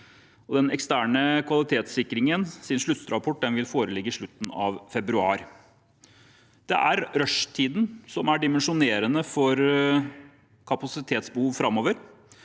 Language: Norwegian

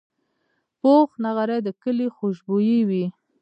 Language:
Pashto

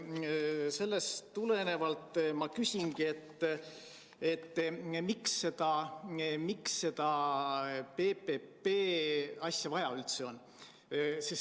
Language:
Estonian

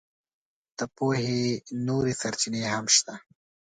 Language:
Pashto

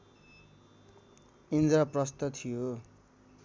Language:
Nepali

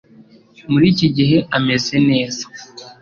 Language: Kinyarwanda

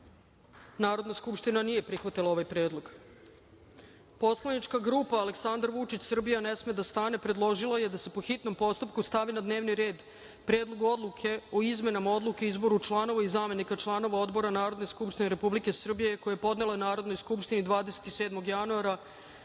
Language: Serbian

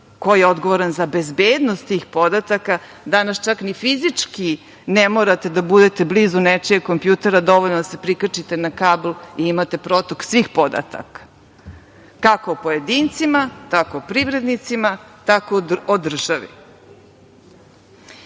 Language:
Serbian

